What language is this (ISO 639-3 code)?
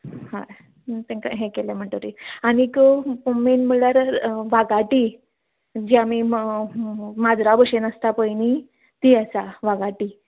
kok